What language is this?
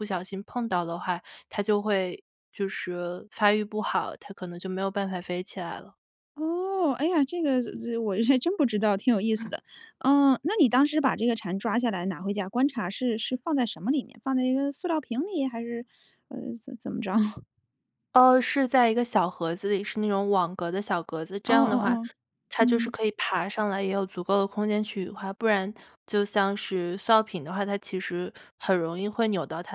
Chinese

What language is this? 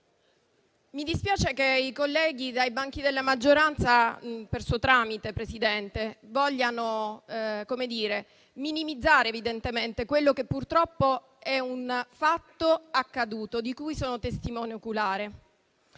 Italian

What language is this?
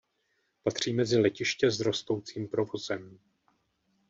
Czech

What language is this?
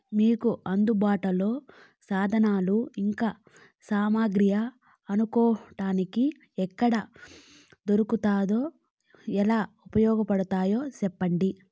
Telugu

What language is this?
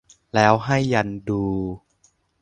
Thai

